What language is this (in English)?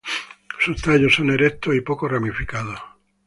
Spanish